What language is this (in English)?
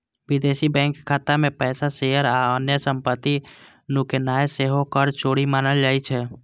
Maithili